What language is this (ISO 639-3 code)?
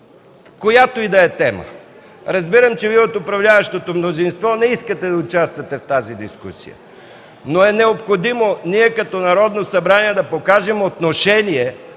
bul